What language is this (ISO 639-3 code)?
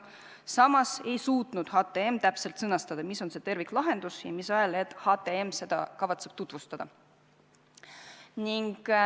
est